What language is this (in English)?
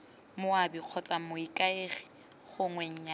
Tswana